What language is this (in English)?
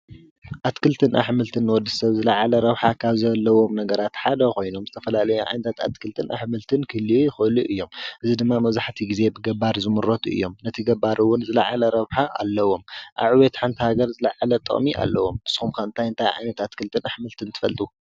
Tigrinya